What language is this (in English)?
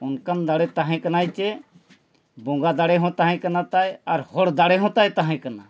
Santali